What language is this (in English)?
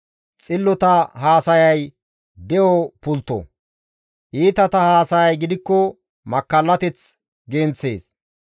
Gamo